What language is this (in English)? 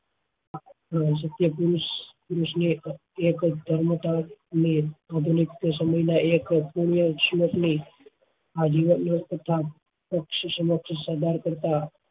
Gujarati